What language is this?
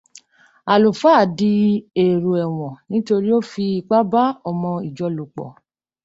Yoruba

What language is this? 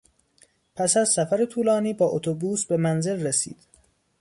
Persian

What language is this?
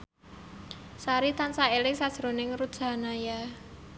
Javanese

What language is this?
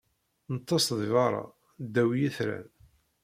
Kabyle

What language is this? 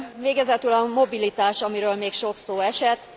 Hungarian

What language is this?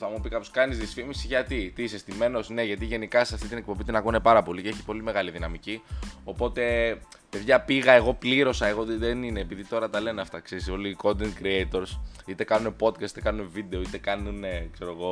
Greek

